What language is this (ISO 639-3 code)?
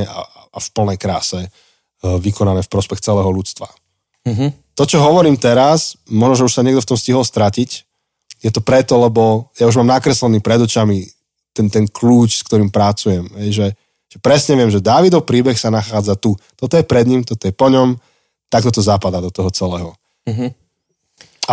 slk